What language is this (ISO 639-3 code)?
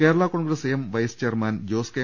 mal